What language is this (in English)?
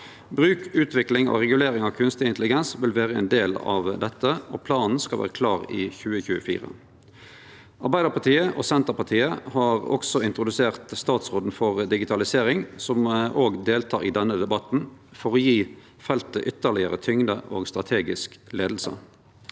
Norwegian